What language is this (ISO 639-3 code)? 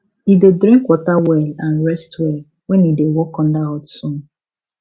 pcm